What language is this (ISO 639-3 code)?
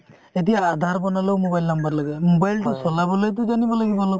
asm